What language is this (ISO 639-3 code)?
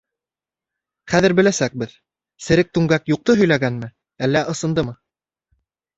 bak